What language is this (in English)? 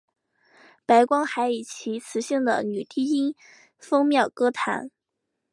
Chinese